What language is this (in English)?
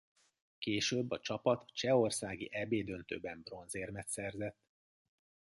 Hungarian